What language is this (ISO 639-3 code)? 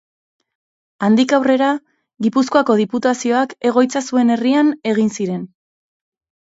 eus